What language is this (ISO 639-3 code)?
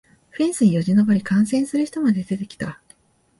jpn